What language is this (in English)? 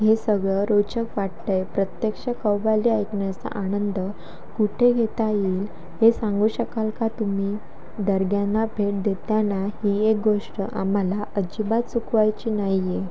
Marathi